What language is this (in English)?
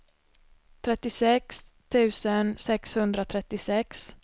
Swedish